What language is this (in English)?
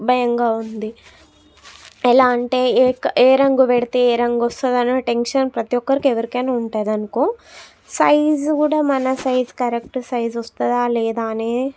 Telugu